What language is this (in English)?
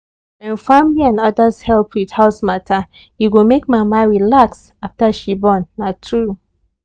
Nigerian Pidgin